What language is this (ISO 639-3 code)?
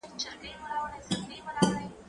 pus